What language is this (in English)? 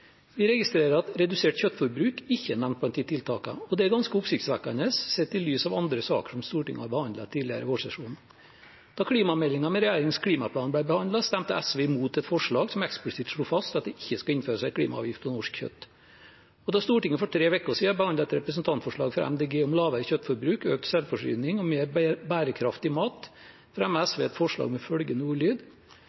Norwegian Bokmål